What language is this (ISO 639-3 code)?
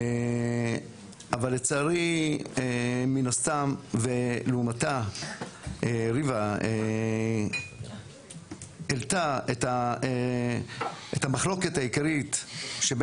heb